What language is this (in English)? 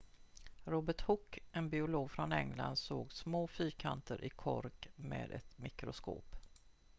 Swedish